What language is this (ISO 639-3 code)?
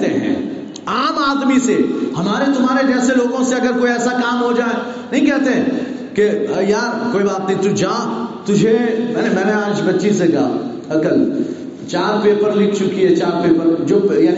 urd